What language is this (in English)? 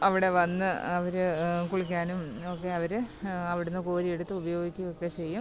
Malayalam